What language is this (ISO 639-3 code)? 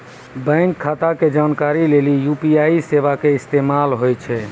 mai